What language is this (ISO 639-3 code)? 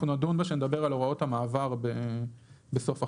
heb